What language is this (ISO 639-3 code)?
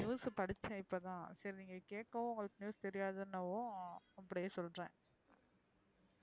tam